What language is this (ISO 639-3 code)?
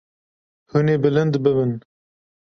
kur